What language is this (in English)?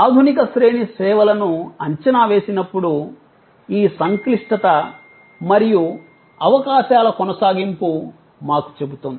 Telugu